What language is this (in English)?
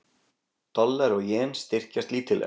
Icelandic